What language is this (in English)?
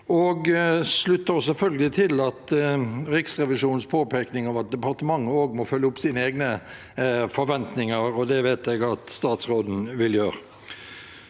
Norwegian